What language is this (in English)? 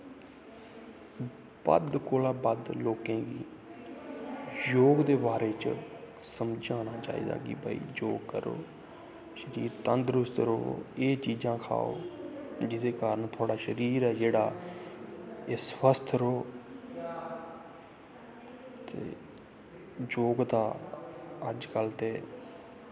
Dogri